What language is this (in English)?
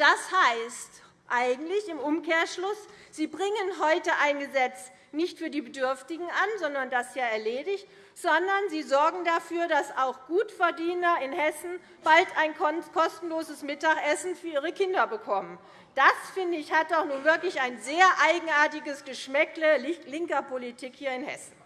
German